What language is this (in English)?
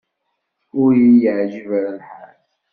Kabyle